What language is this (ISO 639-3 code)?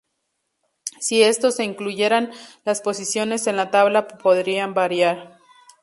spa